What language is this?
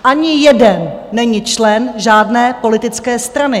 Czech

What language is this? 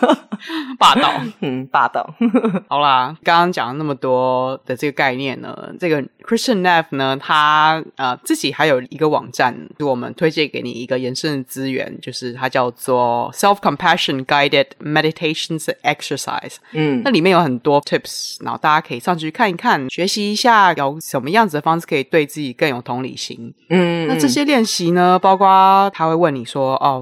Chinese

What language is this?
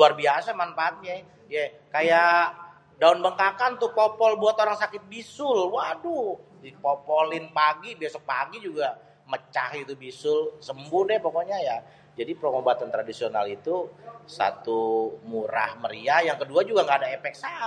Betawi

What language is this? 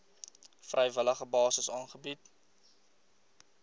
Afrikaans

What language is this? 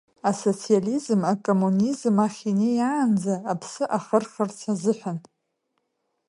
Abkhazian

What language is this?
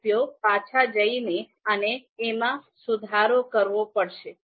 Gujarati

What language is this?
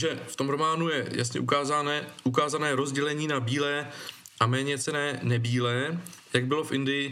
Czech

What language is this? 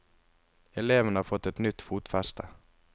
Norwegian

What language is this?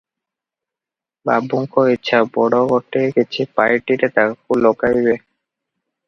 Odia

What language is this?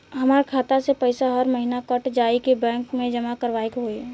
Bhojpuri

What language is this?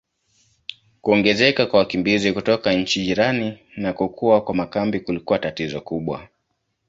Swahili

